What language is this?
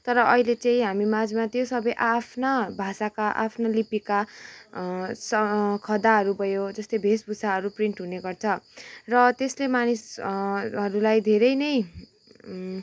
Nepali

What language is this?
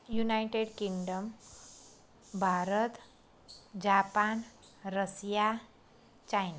Gujarati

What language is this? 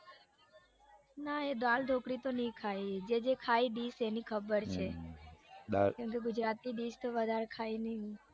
Gujarati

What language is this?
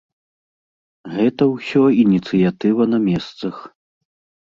Belarusian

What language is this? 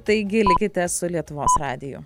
Lithuanian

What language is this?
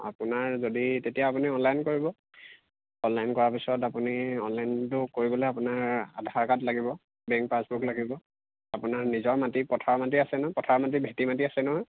Assamese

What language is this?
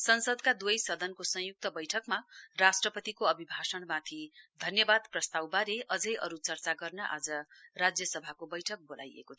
Nepali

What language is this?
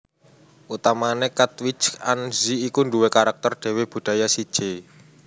Javanese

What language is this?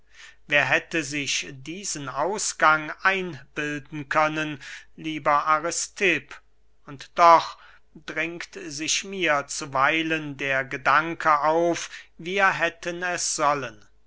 German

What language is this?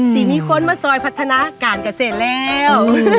Thai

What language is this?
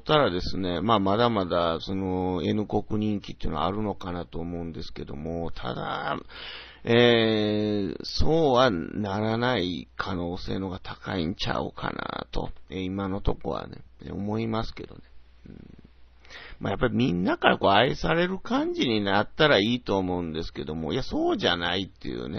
Japanese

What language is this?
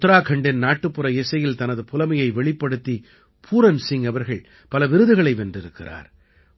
Tamil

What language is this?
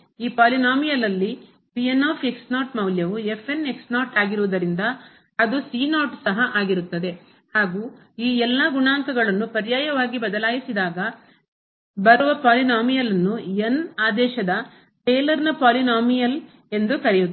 Kannada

